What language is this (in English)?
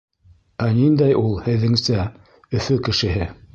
Bashkir